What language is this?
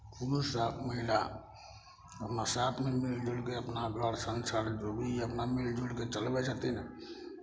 Maithili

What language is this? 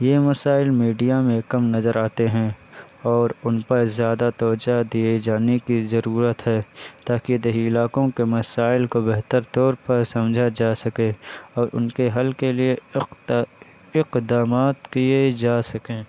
Urdu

